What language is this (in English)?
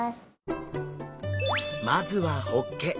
Japanese